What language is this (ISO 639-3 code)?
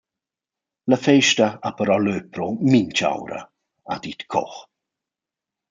roh